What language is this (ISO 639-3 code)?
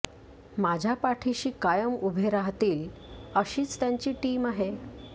mar